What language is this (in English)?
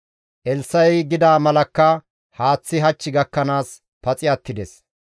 Gamo